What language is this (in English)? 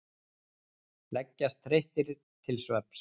Icelandic